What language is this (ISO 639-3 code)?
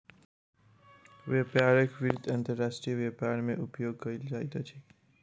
mai